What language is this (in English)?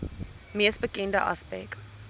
Afrikaans